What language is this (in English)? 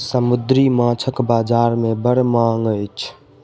Maithili